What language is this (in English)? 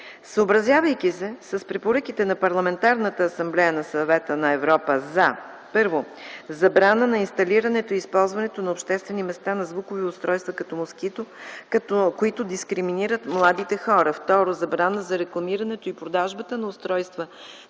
Bulgarian